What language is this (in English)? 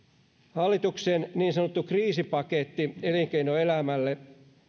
Finnish